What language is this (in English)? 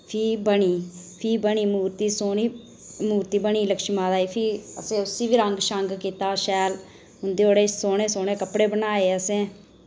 Dogri